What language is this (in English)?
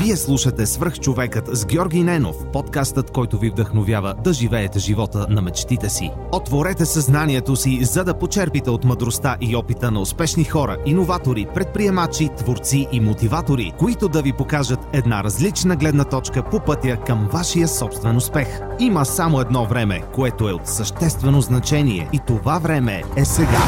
Bulgarian